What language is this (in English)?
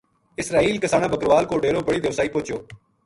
Gujari